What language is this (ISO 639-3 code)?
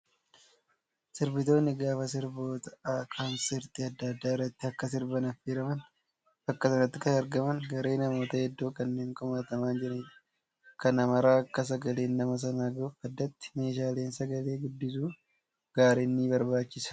orm